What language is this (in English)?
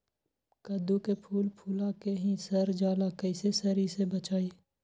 Magahi